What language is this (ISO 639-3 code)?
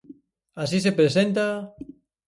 glg